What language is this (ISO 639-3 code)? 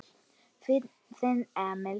isl